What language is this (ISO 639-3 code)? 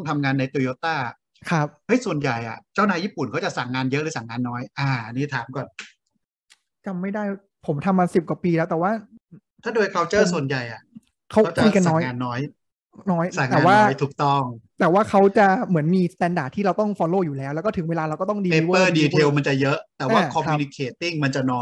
tha